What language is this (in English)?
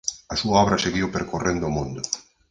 Galician